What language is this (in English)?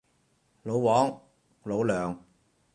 Cantonese